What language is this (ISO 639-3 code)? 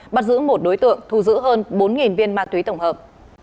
vie